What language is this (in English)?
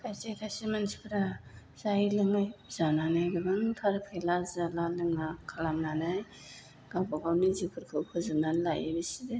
Bodo